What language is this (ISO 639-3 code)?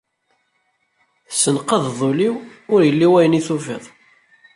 kab